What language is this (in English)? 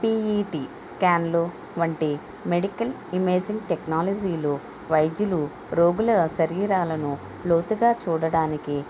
Telugu